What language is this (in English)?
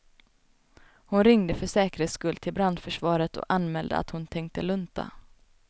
Swedish